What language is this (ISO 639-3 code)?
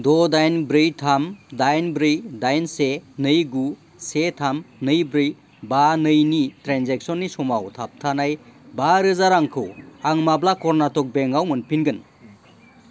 brx